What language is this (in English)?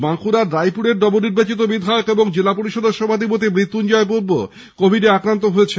Bangla